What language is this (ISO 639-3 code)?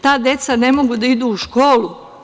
srp